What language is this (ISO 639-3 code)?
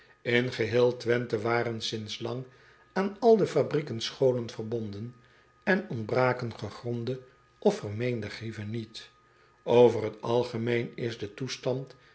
nld